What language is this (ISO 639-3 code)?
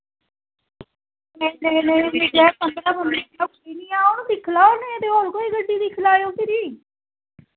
doi